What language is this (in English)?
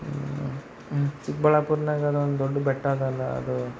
Kannada